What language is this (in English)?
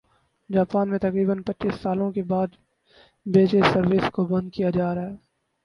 Urdu